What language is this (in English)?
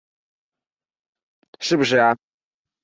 Chinese